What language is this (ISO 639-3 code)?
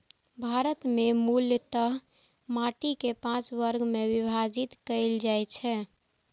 mai